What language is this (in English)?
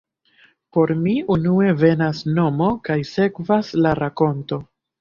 Esperanto